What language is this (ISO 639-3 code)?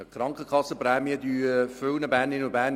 gsw